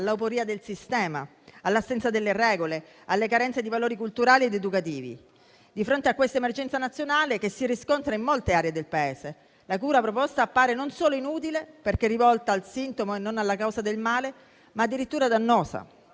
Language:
Italian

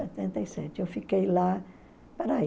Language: Portuguese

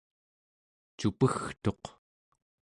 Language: Central Yupik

